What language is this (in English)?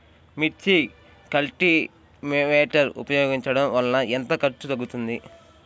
Telugu